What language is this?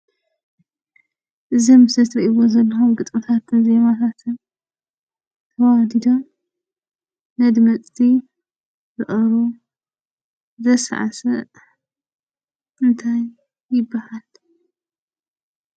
Tigrinya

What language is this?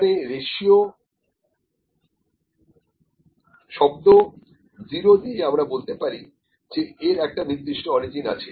Bangla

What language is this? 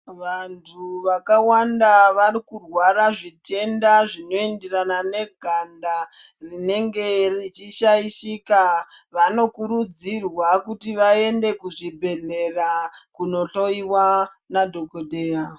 Ndau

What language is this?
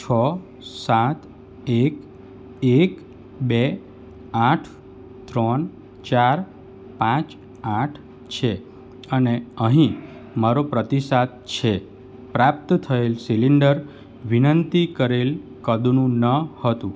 Gujarati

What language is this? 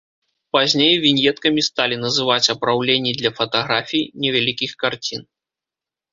Belarusian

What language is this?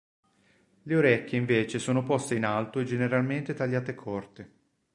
Italian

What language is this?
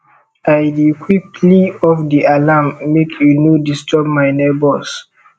Nigerian Pidgin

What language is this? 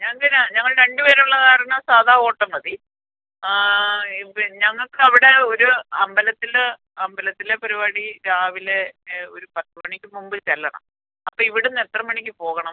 Malayalam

